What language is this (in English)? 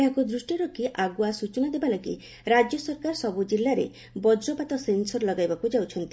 Odia